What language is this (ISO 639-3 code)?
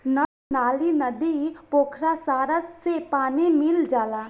bho